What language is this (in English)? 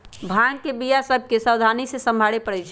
Magahi